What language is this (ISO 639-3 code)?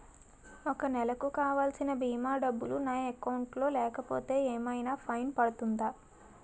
tel